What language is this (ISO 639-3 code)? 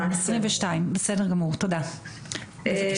heb